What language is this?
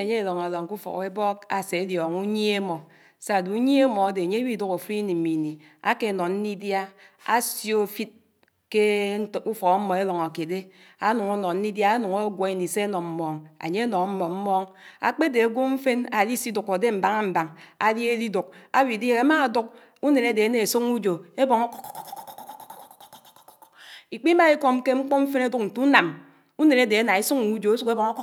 Anaang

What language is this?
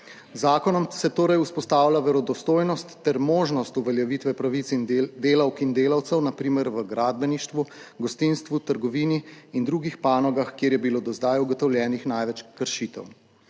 Slovenian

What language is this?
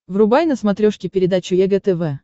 Russian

